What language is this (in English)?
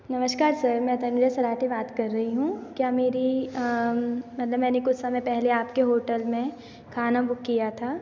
Hindi